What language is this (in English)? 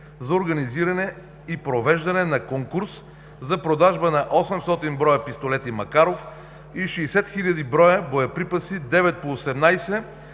Bulgarian